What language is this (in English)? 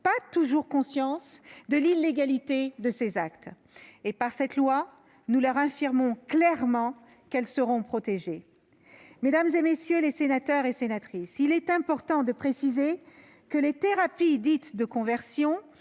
French